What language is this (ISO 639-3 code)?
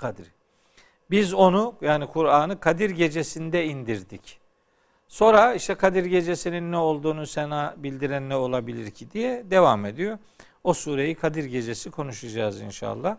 tur